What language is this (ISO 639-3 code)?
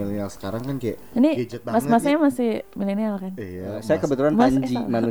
ind